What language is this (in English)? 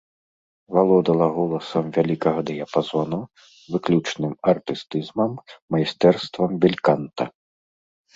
Belarusian